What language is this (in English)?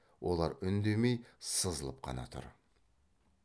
Kazakh